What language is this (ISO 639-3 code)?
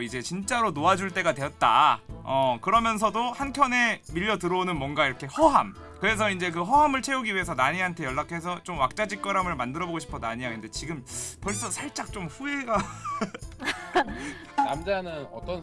kor